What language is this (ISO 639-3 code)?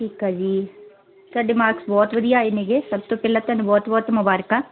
pan